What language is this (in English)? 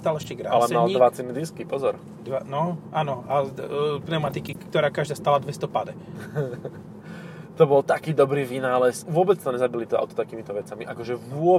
Slovak